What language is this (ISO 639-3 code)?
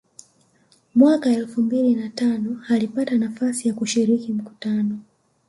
swa